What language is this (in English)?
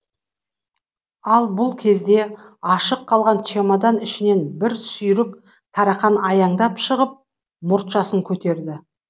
Kazakh